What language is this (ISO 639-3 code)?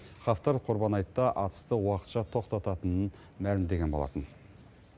kaz